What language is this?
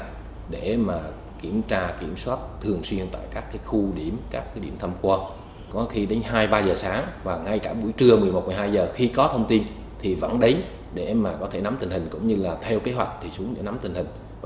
Vietnamese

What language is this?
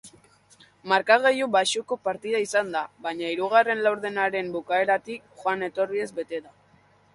Basque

